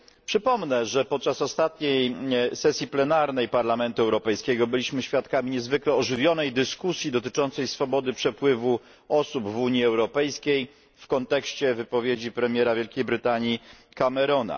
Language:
Polish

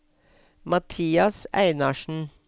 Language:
Norwegian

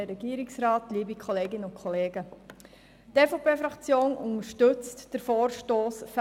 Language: Swiss German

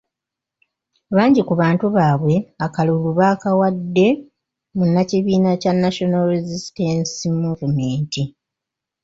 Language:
Ganda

